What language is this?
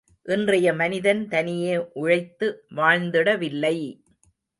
Tamil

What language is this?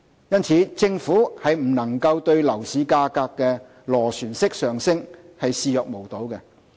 Cantonese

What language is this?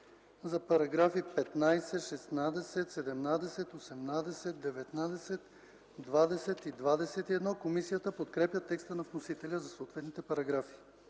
Bulgarian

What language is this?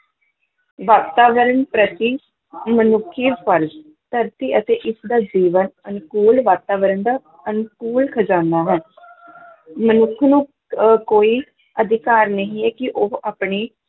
Punjabi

